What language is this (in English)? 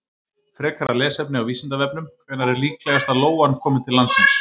Icelandic